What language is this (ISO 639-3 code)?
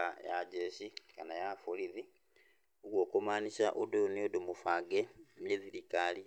kik